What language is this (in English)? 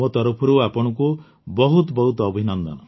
Odia